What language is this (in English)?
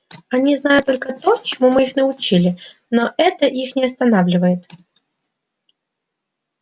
Russian